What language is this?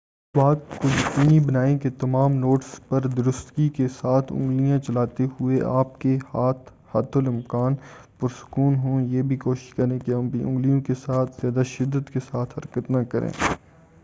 Urdu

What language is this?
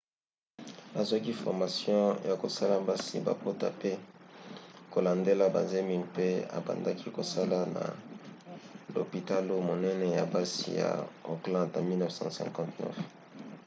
Lingala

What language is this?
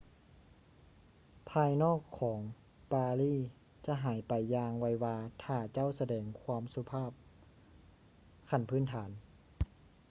Lao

